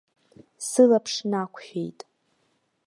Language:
Abkhazian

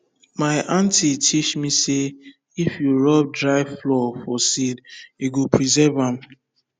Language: Nigerian Pidgin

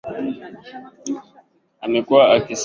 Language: Swahili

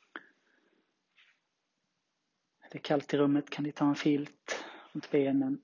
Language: Swedish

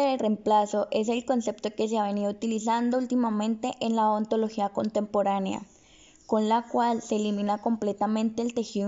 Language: Spanish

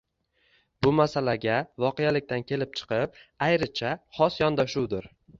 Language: Uzbek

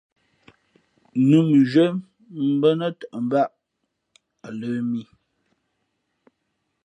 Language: Fe'fe'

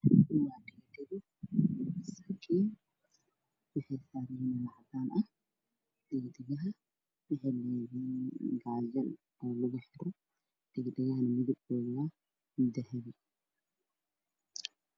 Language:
Somali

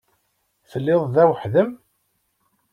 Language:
Kabyle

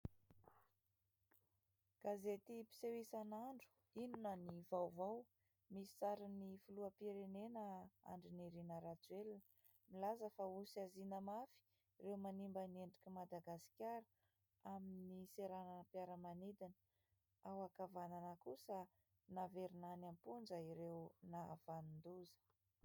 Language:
Malagasy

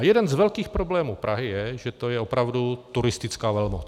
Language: Czech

